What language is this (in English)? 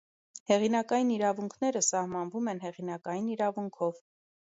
Armenian